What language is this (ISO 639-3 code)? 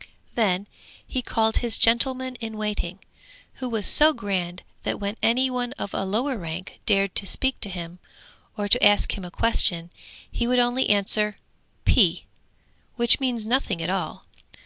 eng